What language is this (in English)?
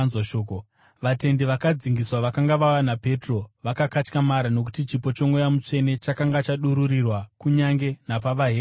Shona